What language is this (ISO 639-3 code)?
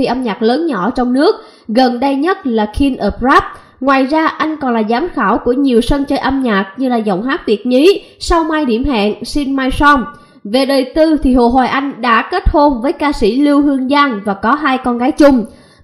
vie